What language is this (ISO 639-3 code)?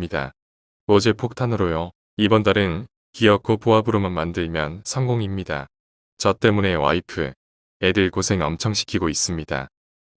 kor